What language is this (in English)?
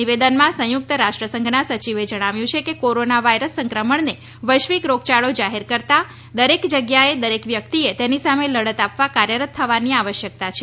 Gujarati